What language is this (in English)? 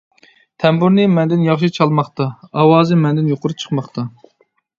Uyghur